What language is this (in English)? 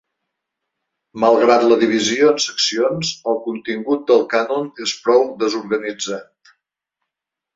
Catalan